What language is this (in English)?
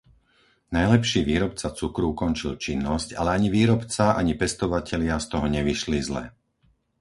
Slovak